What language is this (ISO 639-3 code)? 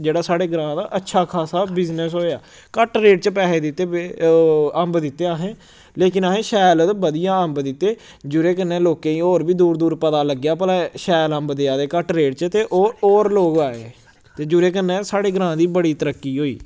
doi